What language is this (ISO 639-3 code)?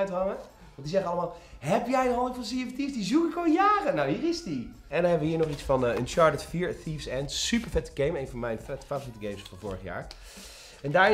nld